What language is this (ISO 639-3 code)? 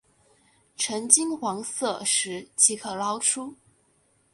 zho